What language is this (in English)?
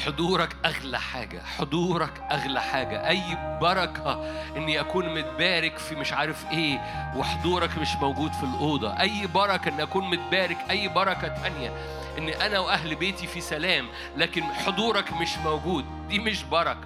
Arabic